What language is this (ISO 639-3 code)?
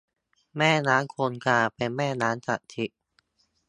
tha